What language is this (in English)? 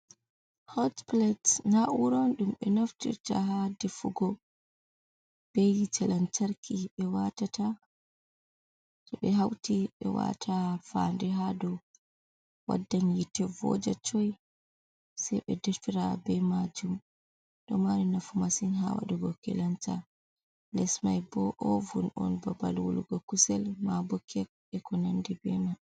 Fula